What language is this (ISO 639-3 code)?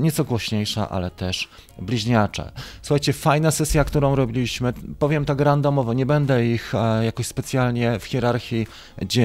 pol